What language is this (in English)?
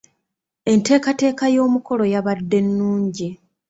Ganda